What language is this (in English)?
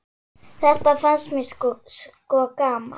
Icelandic